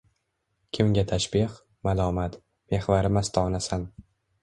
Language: Uzbek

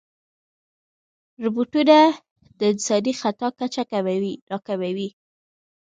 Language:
Pashto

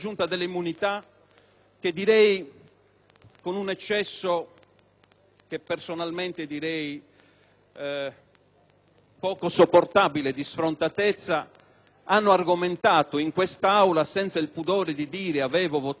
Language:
Italian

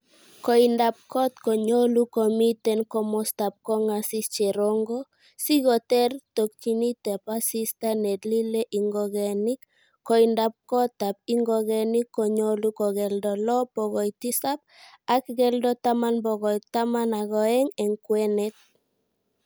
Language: Kalenjin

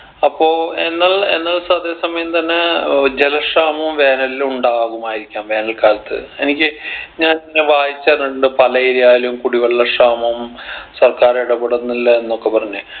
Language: Malayalam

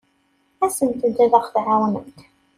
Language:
Kabyle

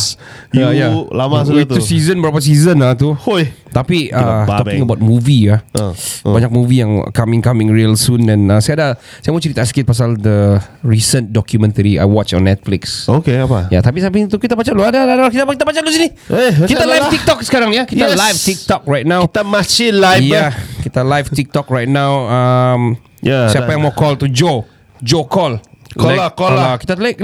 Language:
Malay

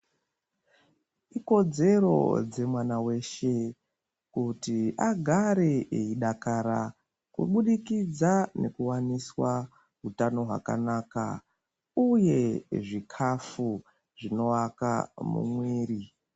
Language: Ndau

